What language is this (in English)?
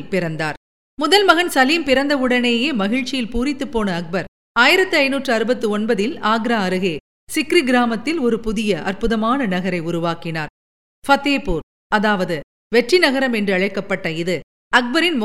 Tamil